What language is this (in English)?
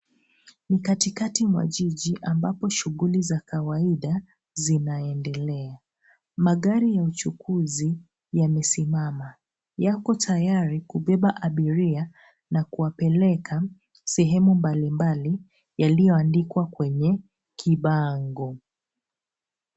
Swahili